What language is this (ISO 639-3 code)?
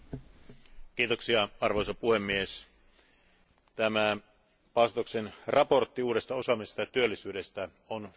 fin